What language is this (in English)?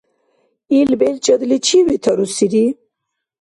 Dargwa